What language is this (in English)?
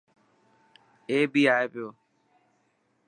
Dhatki